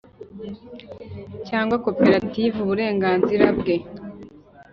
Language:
Kinyarwanda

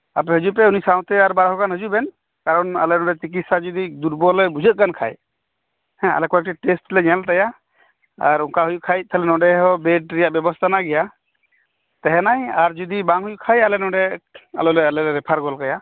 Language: Santali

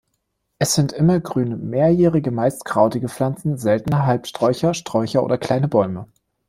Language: German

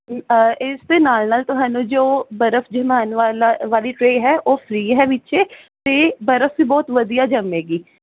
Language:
Punjabi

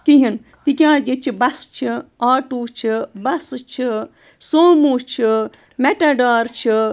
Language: Kashmiri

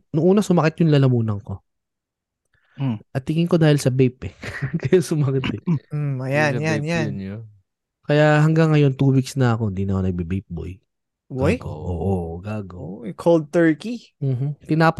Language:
Filipino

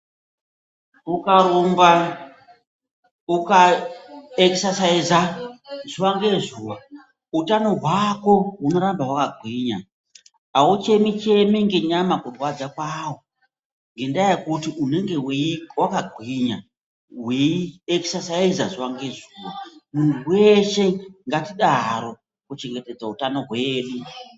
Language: Ndau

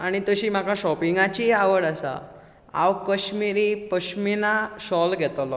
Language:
Konkani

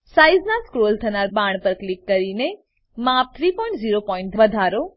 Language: Gujarati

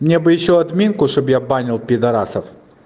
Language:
Russian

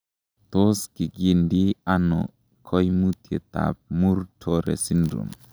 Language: Kalenjin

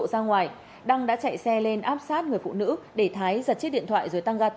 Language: Vietnamese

